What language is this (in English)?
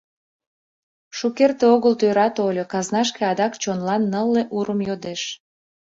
Mari